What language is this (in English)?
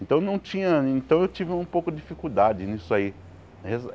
Portuguese